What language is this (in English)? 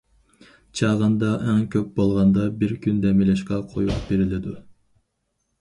Uyghur